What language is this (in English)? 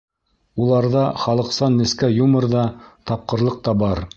Bashkir